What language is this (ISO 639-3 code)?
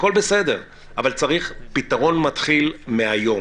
heb